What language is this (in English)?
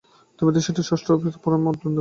Bangla